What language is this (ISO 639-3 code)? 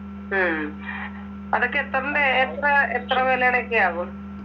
mal